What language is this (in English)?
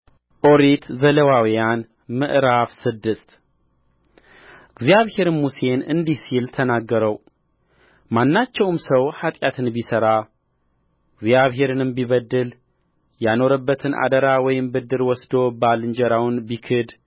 Amharic